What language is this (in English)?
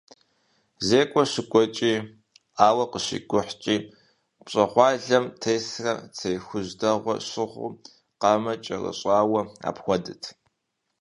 Kabardian